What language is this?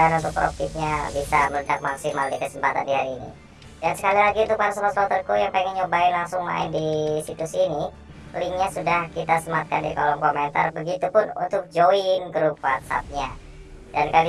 Indonesian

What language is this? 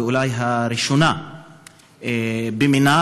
Hebrew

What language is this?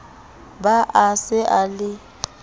Southern Sotho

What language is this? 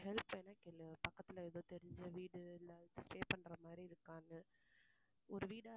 Tamil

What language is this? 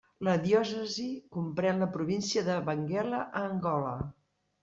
Catalan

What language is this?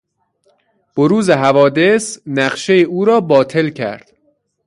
Persian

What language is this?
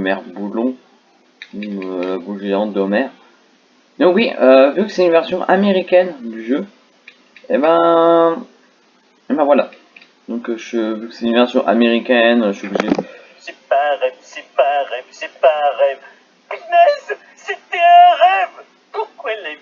French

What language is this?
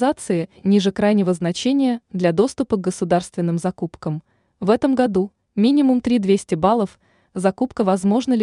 Russian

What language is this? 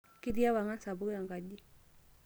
Masai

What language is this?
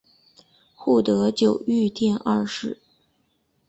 Chinese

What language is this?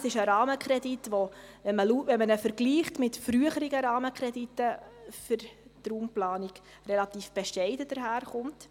Swiss German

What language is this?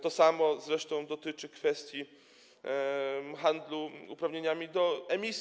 Polish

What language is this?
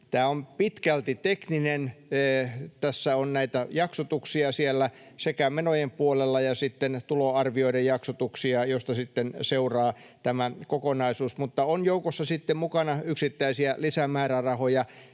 Finnish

